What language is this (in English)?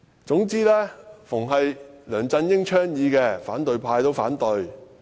Cantonese